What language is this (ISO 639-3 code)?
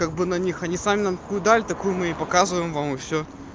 rus